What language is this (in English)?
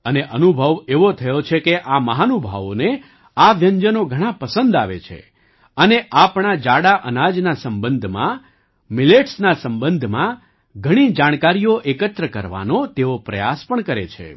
Gujarati